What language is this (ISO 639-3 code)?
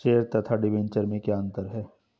hin